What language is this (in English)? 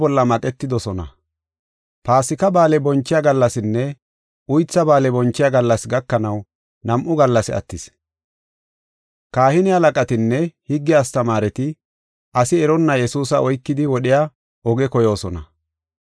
Gofa